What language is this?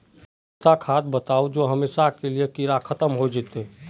Magahi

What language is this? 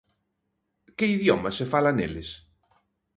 Galician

